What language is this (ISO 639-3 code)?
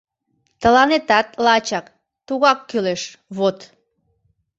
chm